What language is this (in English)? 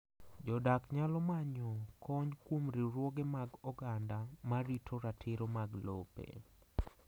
Luo (Kenya and Tanzania)